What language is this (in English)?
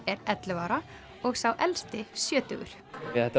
Icelandic